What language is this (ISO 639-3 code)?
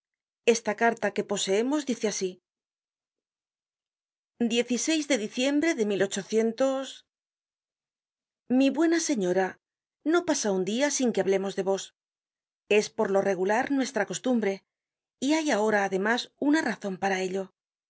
spa